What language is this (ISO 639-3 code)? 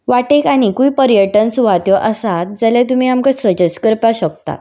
kok